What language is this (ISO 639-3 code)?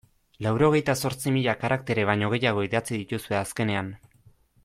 eus